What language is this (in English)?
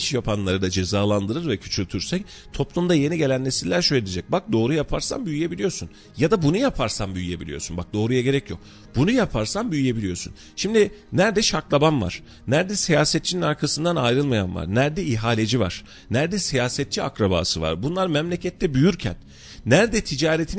Turkish